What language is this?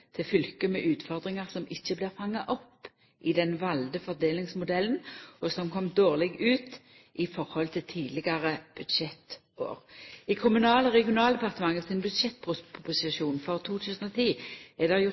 Norwegian Nynorsk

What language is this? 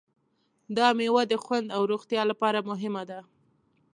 Pashto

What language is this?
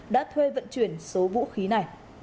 Vietnamese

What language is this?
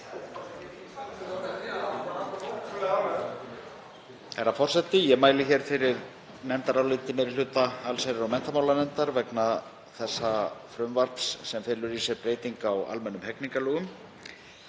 Icelandic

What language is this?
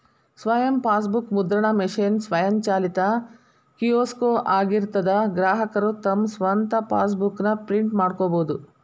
Kannada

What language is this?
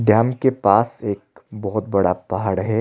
Hindi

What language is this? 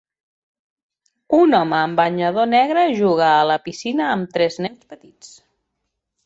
Catalan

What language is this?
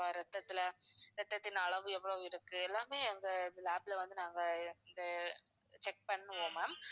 Tamil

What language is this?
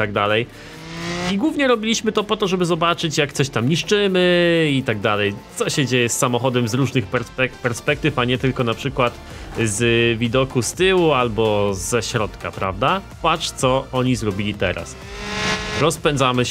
Polish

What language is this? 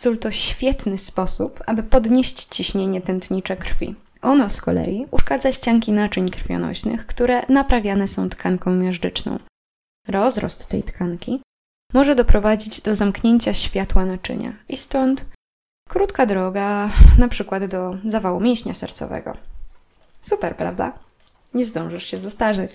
Polish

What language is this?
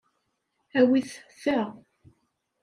Kabyle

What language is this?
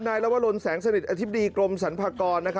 Thai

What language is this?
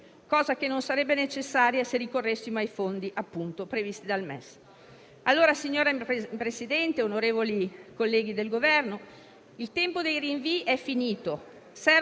Italian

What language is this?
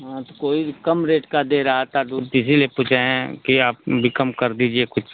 Hindi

